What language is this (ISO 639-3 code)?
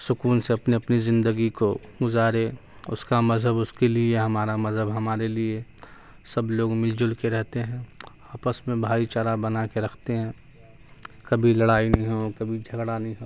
urd